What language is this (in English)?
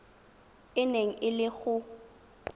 Tswana